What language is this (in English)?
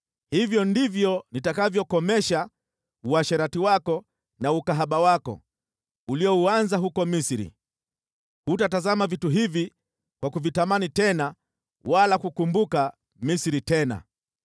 Swahili